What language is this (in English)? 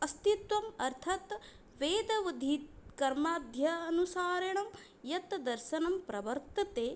Sanskrit